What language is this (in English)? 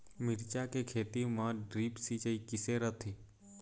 Chhattisgarhi